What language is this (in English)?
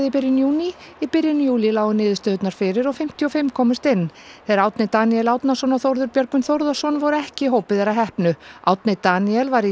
Icelandic